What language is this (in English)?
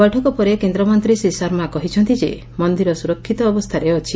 Odia